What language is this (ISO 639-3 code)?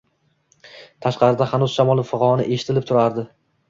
uzb